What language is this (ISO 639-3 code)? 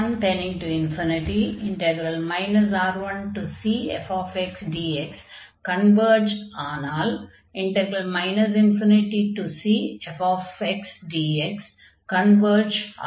tam